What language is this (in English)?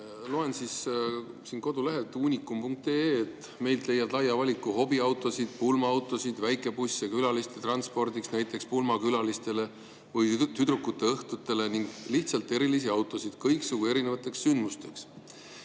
Estonian